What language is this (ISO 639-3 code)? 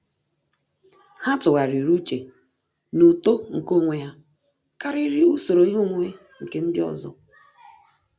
ibo